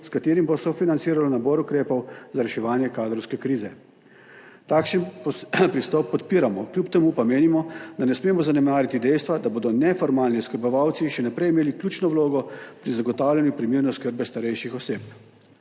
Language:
Slovenian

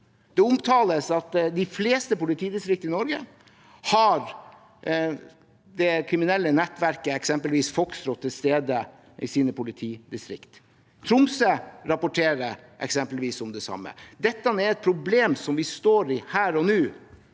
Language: Norwegian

